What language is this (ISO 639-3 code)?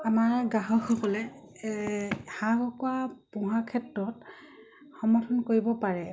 asm